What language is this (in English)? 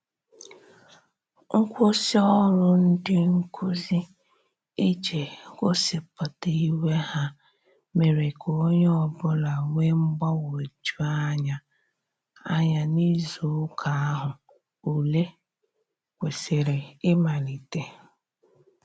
Igbo